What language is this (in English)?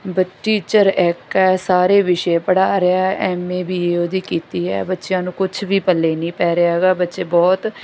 Punjabi